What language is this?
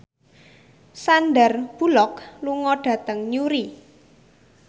Javanese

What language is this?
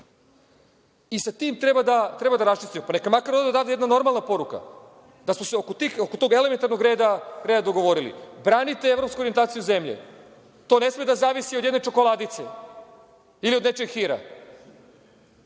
Serbian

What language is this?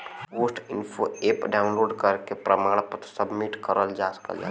Bhojpuri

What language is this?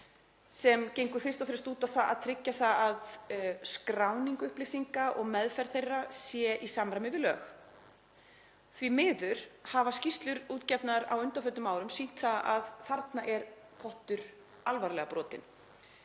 Icelandic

